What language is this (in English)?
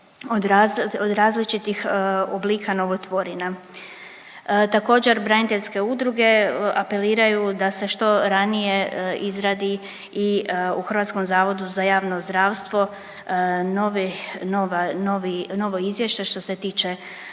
Croatian